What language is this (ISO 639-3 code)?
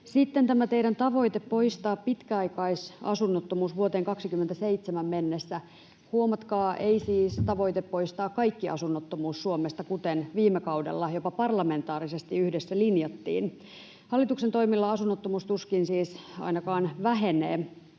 fin